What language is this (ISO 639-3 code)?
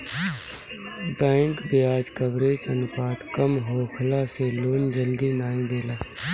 bho